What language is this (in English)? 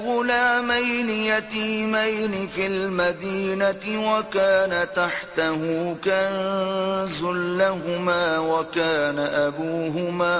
Urdu